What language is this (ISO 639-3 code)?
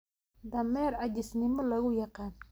som